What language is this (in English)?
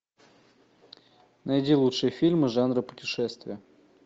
Russian